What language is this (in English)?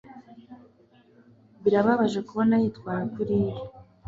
Kinyarwanda